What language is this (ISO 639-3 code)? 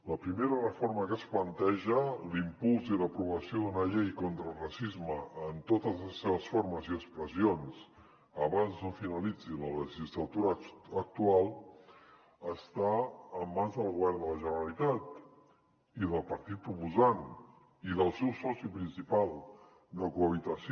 cat